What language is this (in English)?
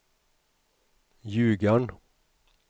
Swedish